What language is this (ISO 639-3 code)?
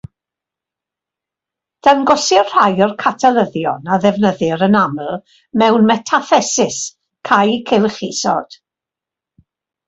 cym